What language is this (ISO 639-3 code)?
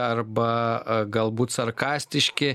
lit